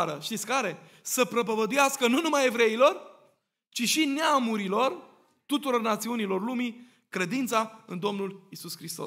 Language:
Romanian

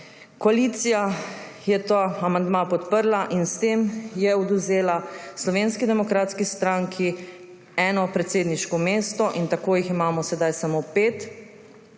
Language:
Slovenian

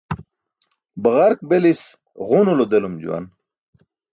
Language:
Burushaski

